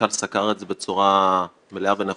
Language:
Hebrew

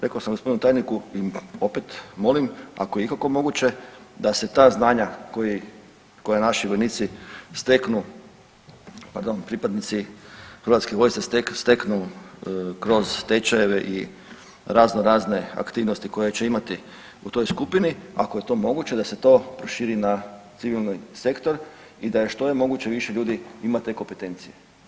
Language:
Croatian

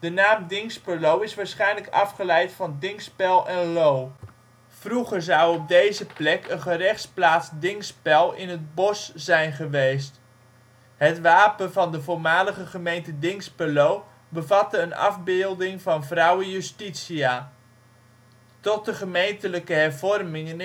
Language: Dutch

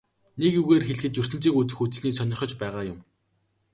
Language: Mongolian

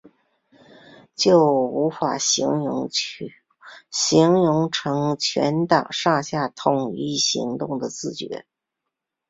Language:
Chinese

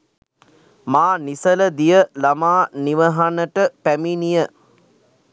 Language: Sinhala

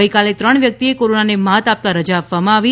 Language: Gujarati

